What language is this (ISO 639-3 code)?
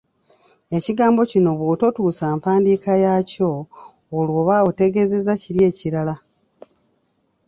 lug